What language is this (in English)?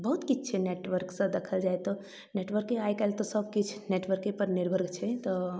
Maithili